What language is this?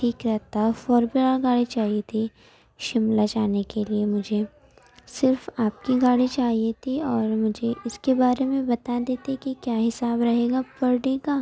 Urdu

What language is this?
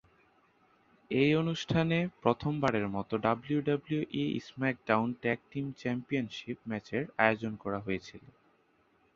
Bangla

